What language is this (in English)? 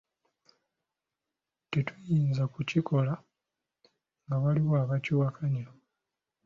Ganda